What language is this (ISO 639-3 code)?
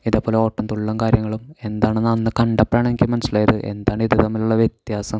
mal